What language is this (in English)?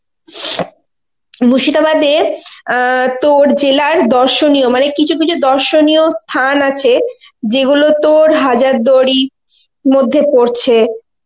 Bangla